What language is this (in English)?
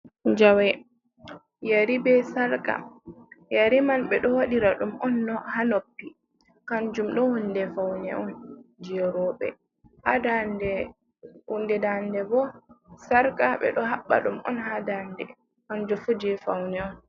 Fula